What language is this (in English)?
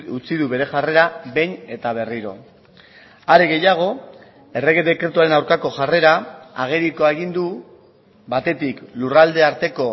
Basque